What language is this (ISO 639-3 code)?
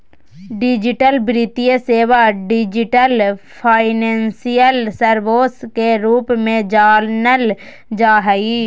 mag